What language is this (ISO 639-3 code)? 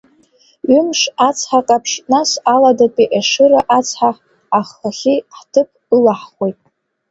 abk